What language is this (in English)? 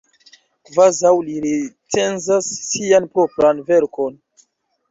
Esperanto